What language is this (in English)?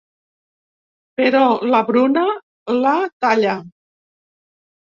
Catalan